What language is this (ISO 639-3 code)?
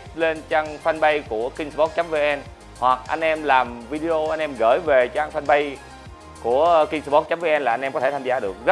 vie